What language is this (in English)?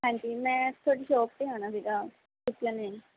Punjabi